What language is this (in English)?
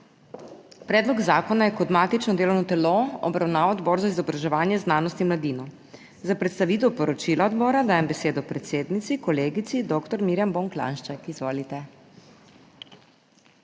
Slovenian